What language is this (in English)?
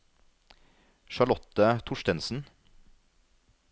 Norwegian